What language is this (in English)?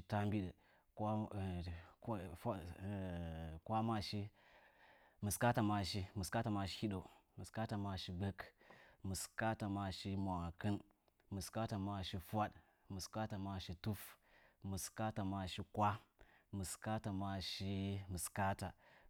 Nzanyi